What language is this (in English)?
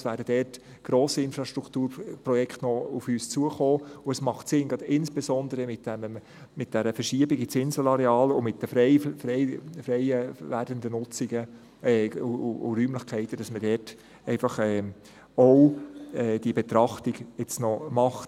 Swiss German